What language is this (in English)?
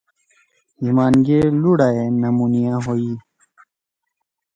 Torwali